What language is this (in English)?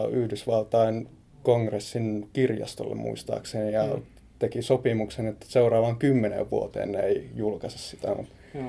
Finnish